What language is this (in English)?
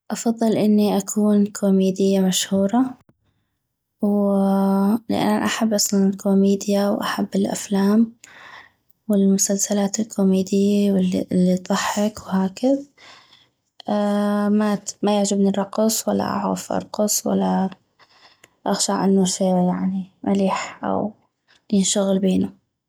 North Mesopotamian Arabic